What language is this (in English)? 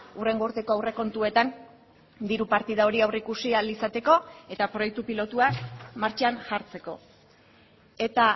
Basque